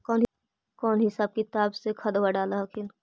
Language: Magahi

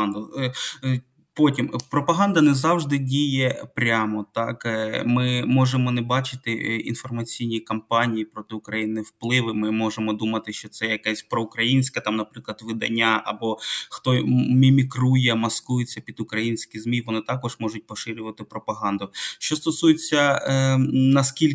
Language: Ukrainian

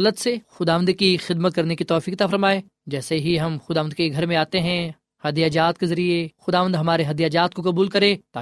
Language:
Urdu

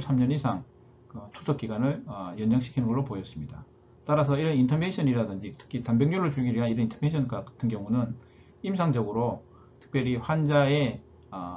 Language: Korean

